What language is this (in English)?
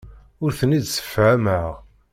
Kabyle